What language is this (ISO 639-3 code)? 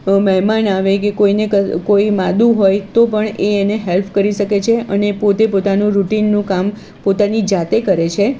guj